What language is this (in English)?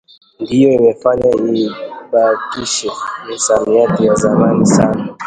Swahili